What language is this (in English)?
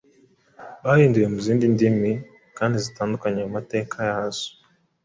Kinyarwanda